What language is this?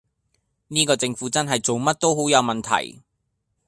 Cantonese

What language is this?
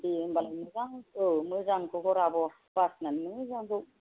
Bodo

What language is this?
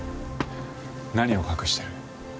Japanese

